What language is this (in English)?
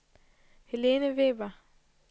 Danish